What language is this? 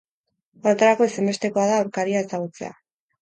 Basque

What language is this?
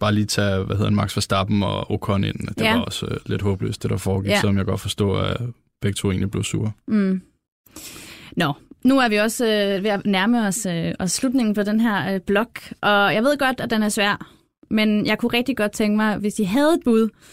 Danish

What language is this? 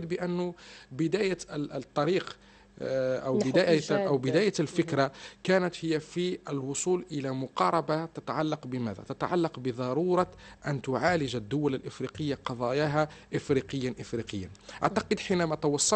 Arabic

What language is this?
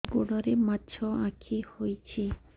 Odia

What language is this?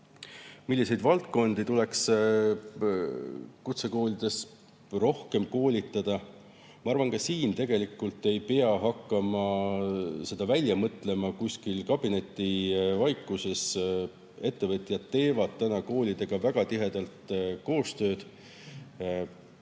Estonian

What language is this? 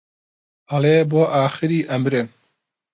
Central Kurdish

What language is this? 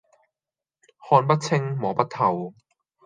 Cantonese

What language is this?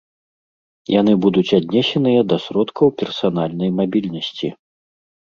Belarusian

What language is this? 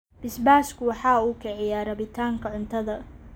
Somali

